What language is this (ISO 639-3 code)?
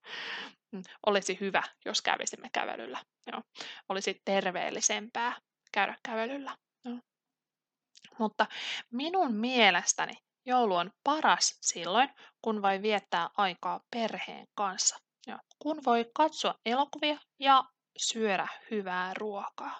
fin